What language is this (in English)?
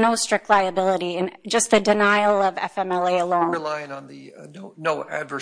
English